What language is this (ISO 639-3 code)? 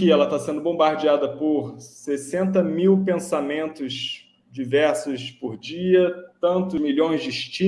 por